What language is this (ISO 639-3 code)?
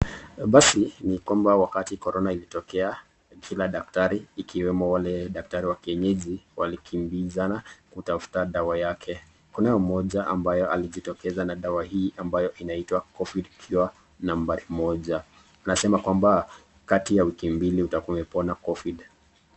swa